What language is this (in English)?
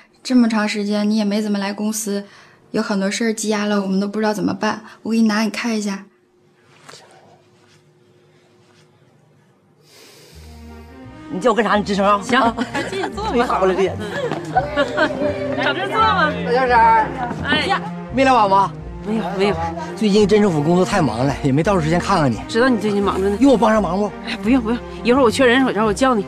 Chinese